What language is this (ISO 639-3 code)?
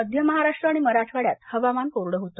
mar